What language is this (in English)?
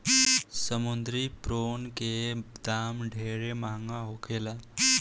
Bhojpuri